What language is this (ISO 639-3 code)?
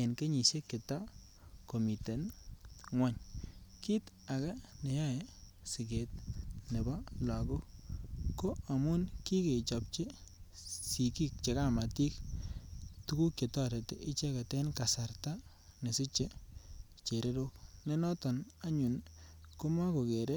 kln